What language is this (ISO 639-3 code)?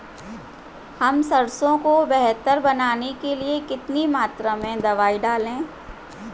hin